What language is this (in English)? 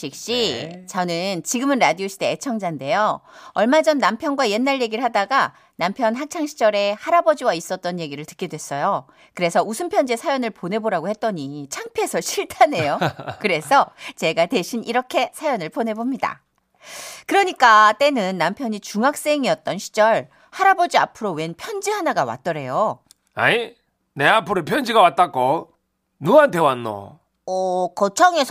Korean